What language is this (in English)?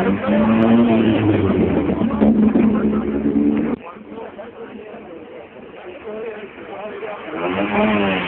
Turkish